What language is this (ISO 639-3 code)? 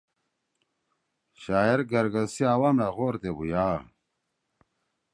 trw